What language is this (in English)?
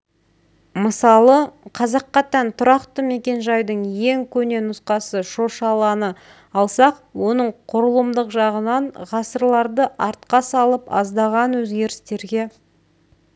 Kazakh